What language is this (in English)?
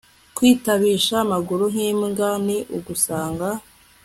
Kinyarwanda